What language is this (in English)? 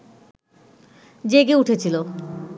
Bangla